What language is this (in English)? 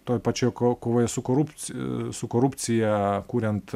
Lithuanian